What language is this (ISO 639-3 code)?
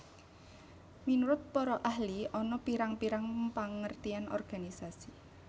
jav